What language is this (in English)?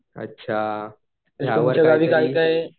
Marathi